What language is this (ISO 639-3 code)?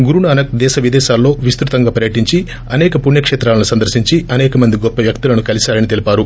tel